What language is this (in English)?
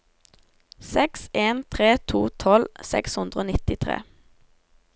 Norwegian